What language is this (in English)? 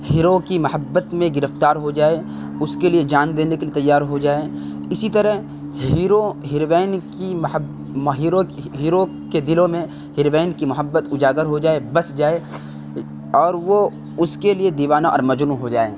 Urdu